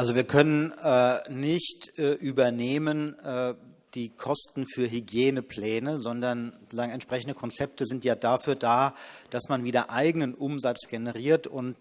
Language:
German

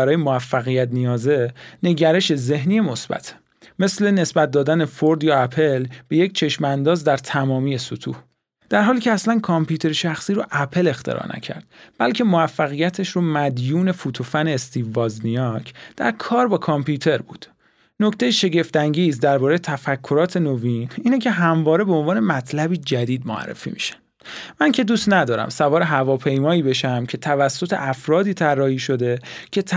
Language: Persian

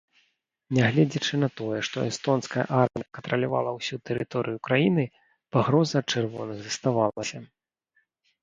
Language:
Belarusian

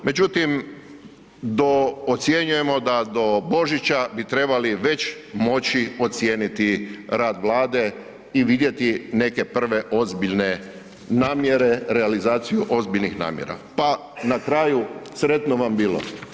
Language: Croatian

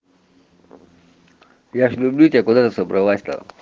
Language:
Russian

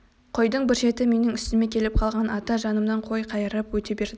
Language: Kazakh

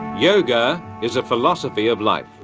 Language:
English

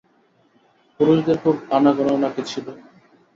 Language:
Bangla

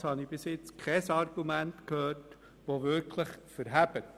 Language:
Swiss German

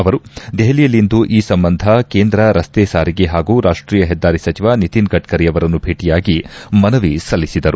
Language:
Kannada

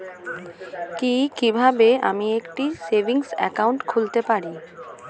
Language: Bangla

